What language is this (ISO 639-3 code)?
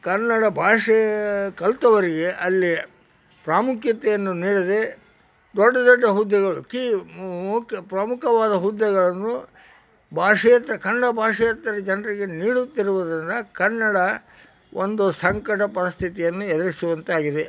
kan